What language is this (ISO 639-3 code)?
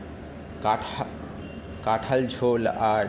ben